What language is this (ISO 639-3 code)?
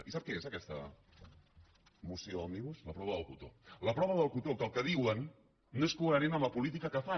cat